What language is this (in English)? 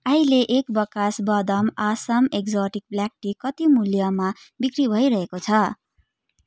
Nepali